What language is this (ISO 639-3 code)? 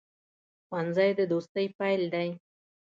pus